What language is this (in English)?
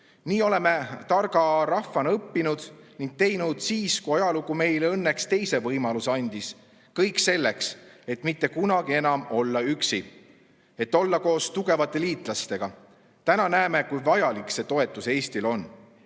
Estonian